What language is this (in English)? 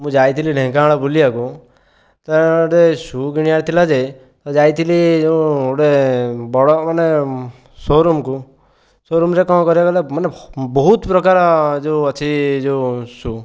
Odia